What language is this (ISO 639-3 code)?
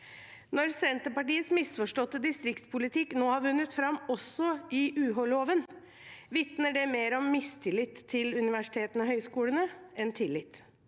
nor